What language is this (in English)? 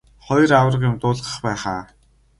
Mongolian